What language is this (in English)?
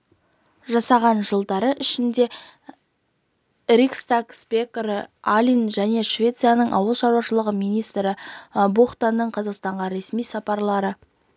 Kazakh